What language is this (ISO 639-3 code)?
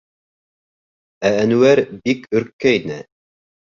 bak